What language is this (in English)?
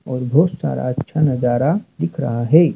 Hindi